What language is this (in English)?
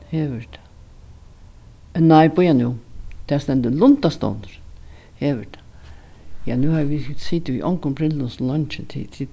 Faroese